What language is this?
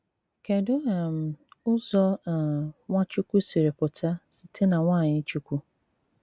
Igbo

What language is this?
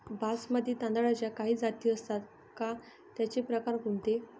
Marathi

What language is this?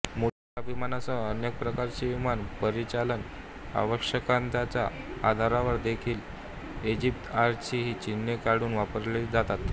Marathi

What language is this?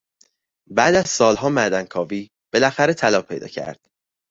Persian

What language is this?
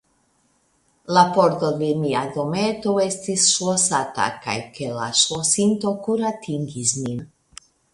Esperanto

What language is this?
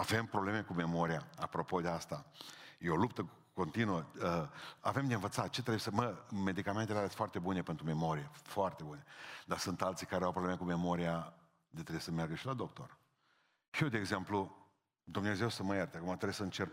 Romanian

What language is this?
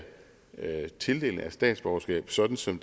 Danish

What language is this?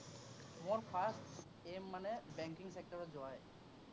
Assamese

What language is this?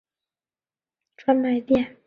Chinese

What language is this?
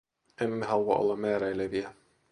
Finnish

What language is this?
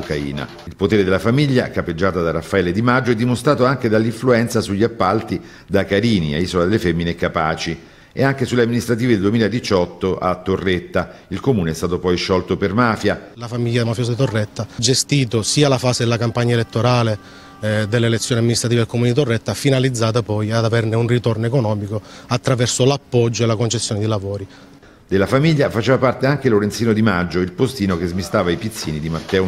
Italian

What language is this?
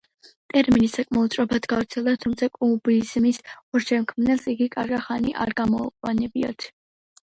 Georgian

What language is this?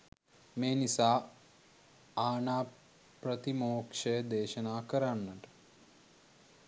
Sinhala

